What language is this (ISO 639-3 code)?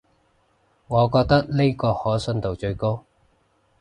yue